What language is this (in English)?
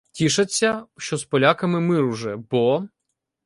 Ukrainian